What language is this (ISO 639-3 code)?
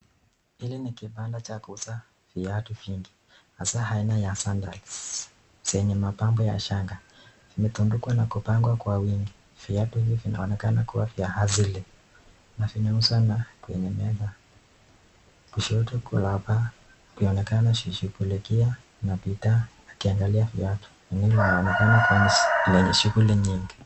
swa